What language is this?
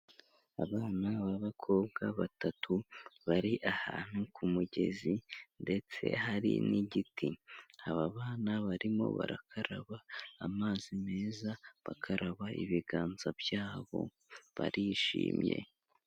Kinyarwanda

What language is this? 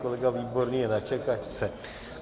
Czech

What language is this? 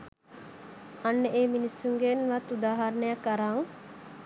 Sinhala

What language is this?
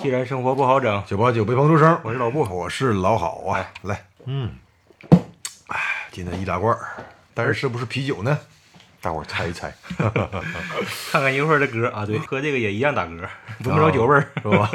Chinese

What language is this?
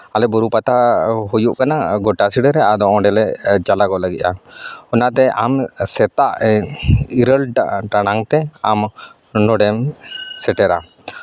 Santali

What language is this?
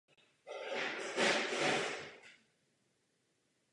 Czech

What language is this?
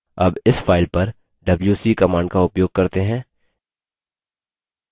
Hindi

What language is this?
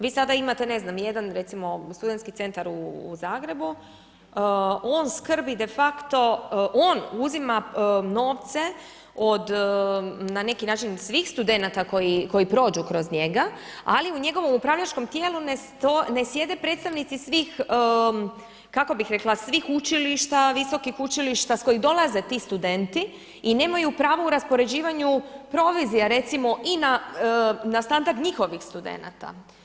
Croatian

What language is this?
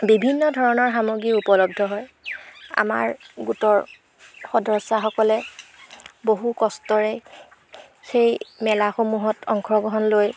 Assamese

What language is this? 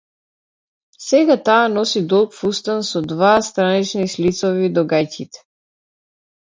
Macedonian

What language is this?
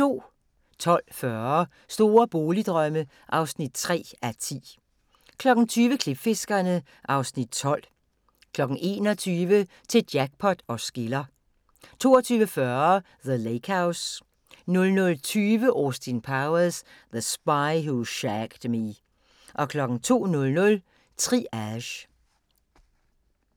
Danish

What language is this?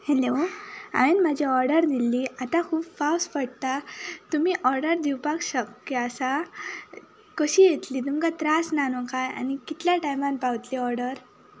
Konkani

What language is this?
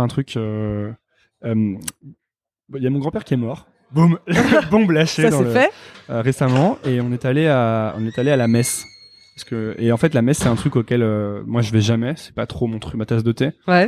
French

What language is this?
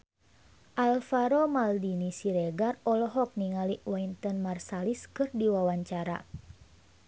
Sundanese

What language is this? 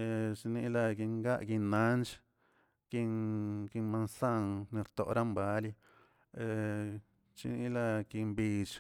Tilquiapan Zapotec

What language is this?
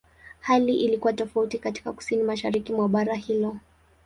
Swahili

